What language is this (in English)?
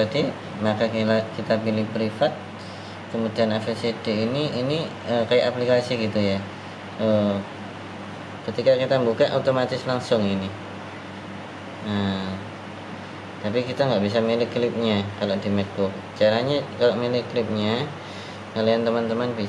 Indonesian